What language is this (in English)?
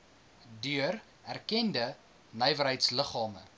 Afrikaans